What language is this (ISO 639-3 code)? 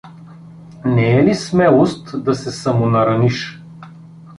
bul